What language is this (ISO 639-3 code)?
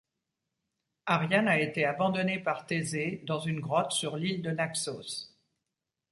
fra